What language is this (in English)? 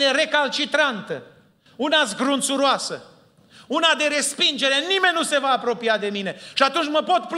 Romanian